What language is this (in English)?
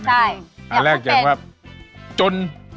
Thai